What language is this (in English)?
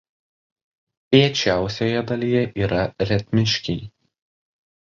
Lithuanian